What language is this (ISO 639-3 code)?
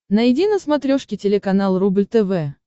rus